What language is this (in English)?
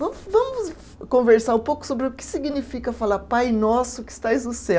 Portuguese